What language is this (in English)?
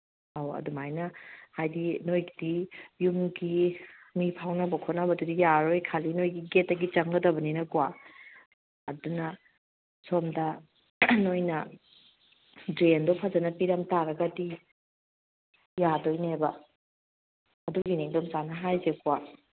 Manipuri